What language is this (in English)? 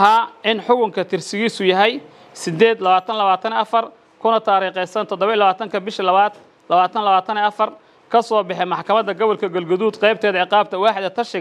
Arabic